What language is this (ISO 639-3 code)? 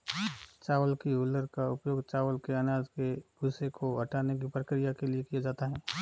hin